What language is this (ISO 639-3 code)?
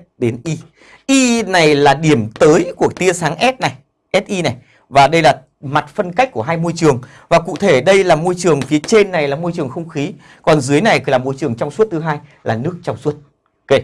vie